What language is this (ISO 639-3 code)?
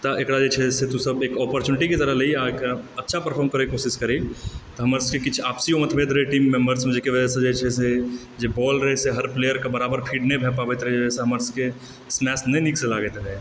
mai